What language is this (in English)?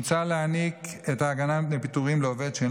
Hebrew